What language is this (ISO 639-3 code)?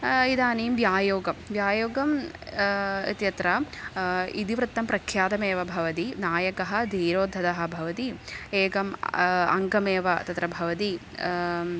san